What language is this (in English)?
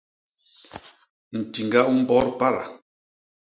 Basaa